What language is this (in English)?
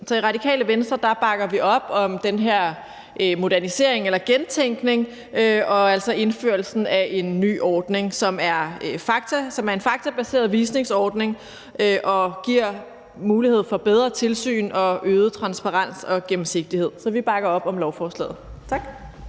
Danish